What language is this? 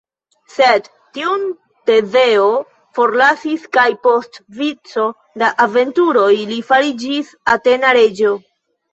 Esperanto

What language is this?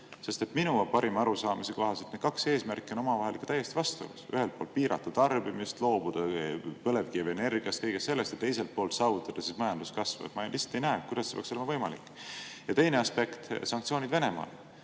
Estonian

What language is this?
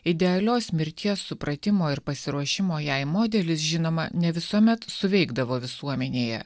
Lithuanian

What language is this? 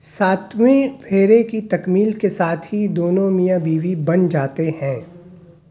Urdu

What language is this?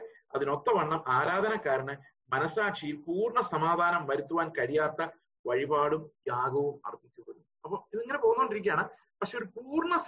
Malayalam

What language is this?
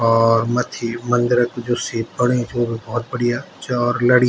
Garhwali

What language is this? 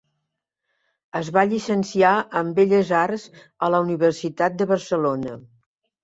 Catalan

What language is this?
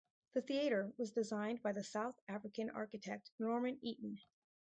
English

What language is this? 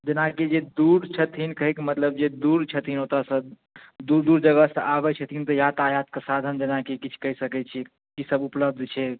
Maithili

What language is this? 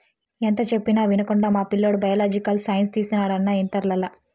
Telugu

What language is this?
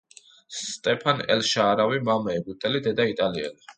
Georgian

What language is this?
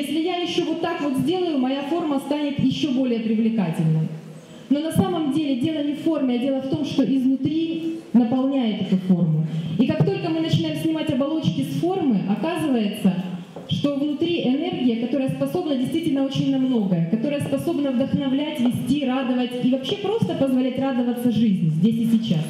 Russian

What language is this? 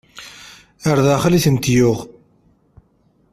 Kabyle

